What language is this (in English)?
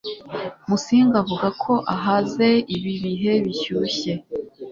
Kinyarwanda